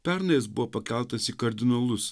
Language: Lithuanian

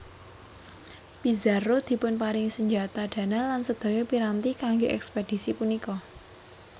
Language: Javanese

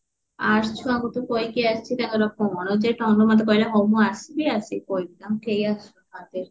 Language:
Odia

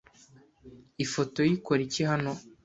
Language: Kinyarwanda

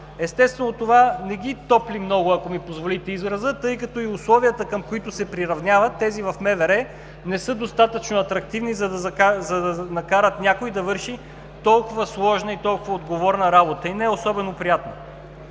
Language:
Bulgarian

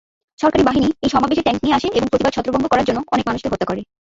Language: Bangla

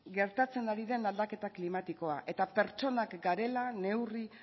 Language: Basque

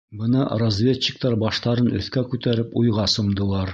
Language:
Bashkir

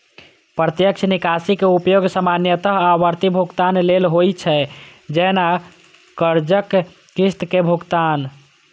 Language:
Maithili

